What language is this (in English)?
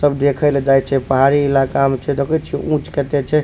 Maithili